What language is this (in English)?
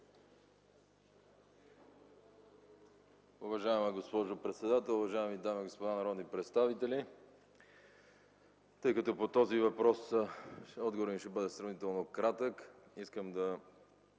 Bulgarian